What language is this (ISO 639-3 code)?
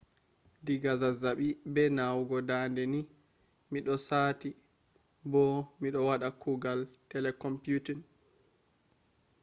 ful